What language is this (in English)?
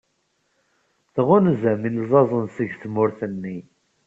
Kabyle